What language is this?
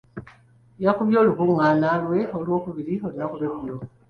Ganda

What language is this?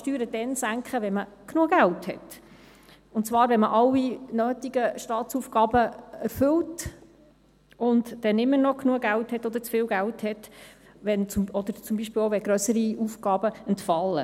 Swiss German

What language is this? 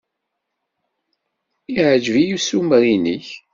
Kabyle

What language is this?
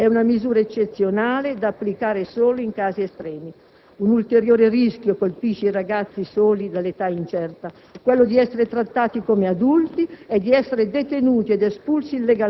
Italian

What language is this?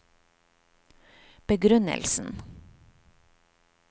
Norwegian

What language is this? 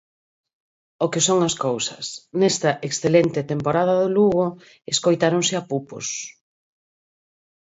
Galician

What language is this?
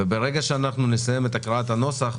Hebrew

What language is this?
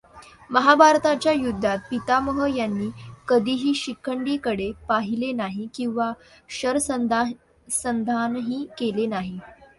Marathi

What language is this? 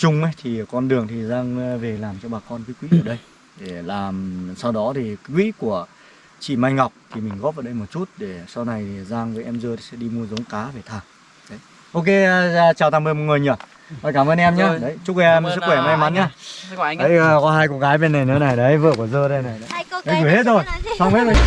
Vietnamese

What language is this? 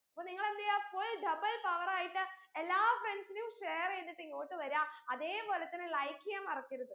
Malayalam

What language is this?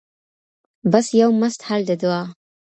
Pashto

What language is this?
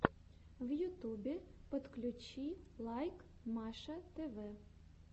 Russian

